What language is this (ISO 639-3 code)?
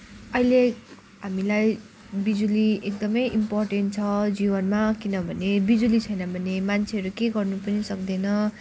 nep